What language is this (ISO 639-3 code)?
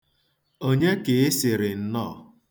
ibo